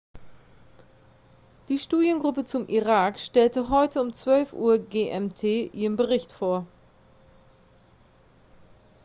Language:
German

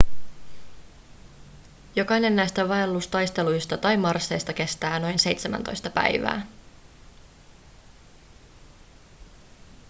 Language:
Finnish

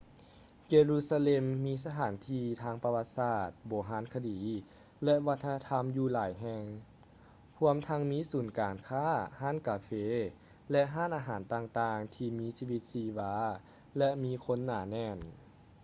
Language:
Lao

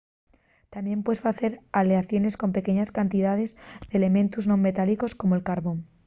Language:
Asturian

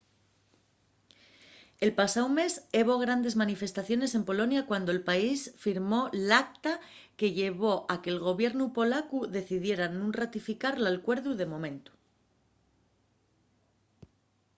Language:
Asturian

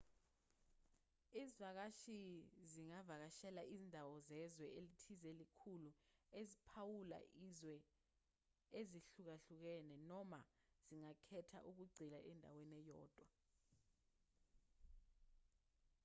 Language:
Zulu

